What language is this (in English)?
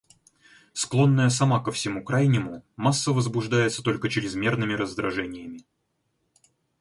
Russian